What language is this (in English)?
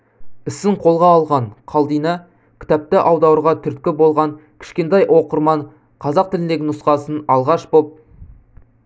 Kazakh